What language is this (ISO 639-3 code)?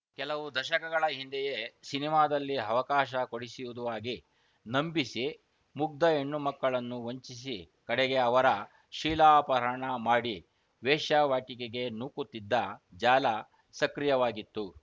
kan